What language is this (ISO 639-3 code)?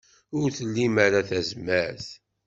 kab